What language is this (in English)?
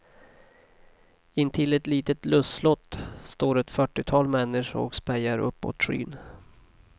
Swedish